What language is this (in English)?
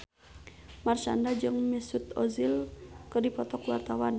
Sundanese